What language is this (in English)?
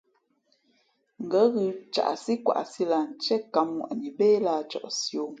Fe'fe'